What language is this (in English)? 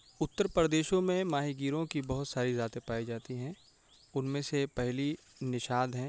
Urdu